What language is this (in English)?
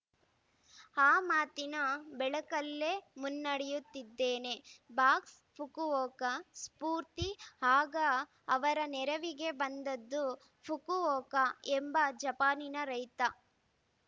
Kannada